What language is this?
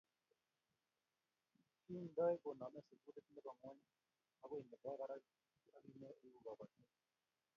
Kalenjin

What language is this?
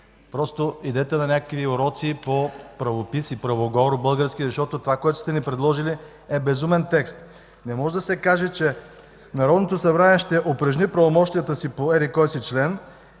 Bulgarian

